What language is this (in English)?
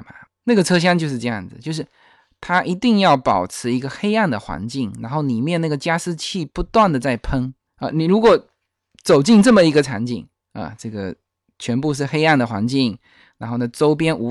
Chinese